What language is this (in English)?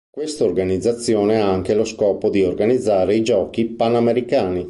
Italian